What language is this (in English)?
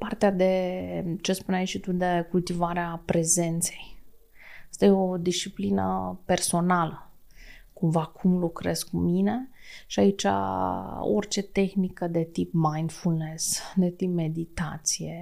Romanian